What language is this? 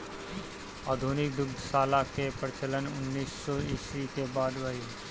Bhojpuri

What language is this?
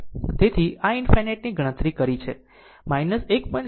Gujarati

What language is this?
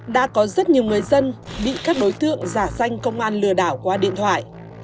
Vietnamese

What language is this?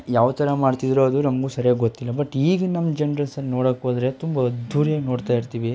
Kannada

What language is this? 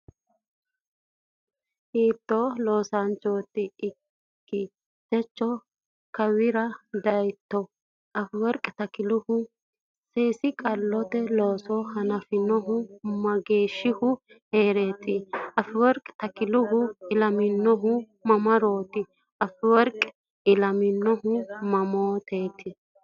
Sidamo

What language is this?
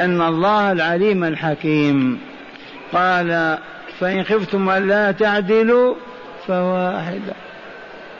Arabic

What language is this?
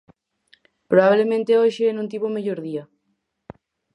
Galician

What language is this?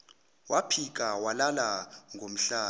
Zulu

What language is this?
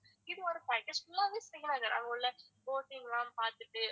Tamil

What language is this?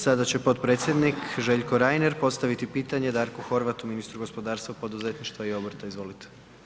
Croatian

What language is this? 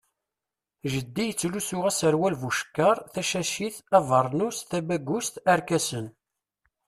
Kabyle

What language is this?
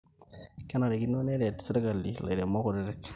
Masai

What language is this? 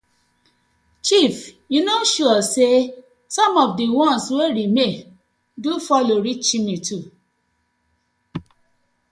Nigerian Pidgin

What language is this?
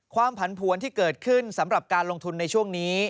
Thai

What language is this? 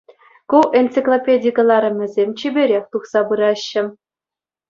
Chuvash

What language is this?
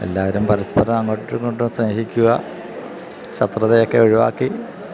Malayalam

